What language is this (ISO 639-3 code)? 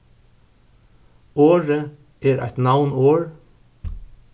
fao